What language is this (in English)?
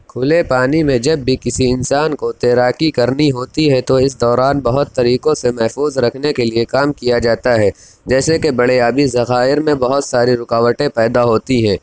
Urdu